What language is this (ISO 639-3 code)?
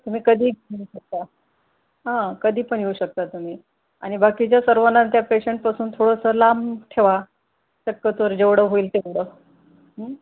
mar